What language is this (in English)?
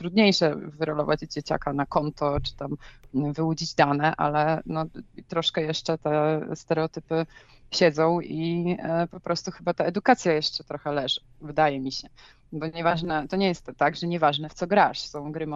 Polish